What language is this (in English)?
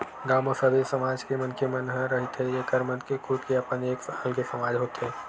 Chhattisgarhi